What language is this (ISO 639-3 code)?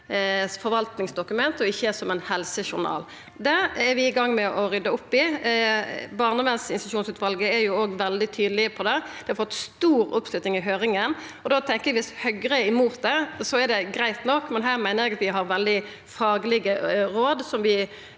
nor